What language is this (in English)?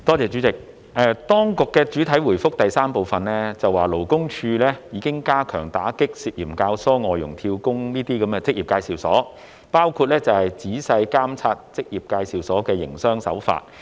Cantonese